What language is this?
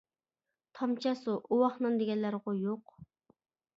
Uyghur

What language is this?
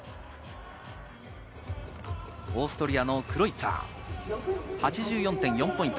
Japanese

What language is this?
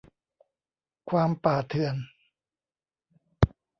Thai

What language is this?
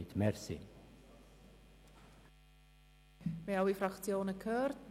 Swiss German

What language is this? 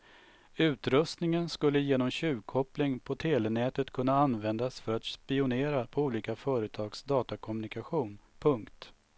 Swedish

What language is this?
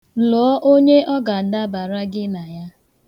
Igbo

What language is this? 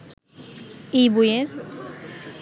Bangla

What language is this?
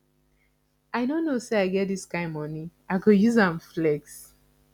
Nigerian Pidgin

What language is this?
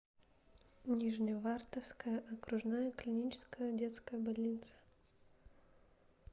Russian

